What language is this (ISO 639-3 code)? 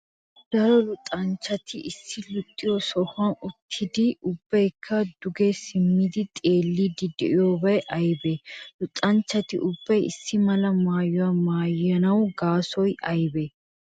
wal